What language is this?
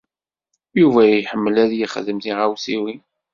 Kabyle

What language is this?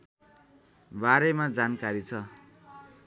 Nepali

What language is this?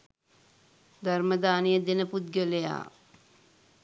Sinhala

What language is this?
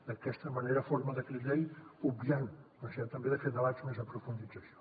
Catalan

